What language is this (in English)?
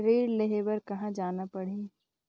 Chhattisgarhi